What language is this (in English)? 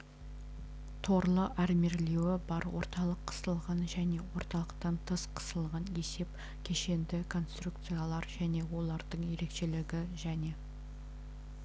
Kazakh